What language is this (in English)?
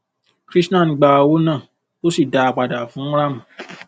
Yoruba